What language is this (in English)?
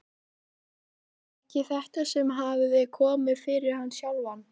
Icelandic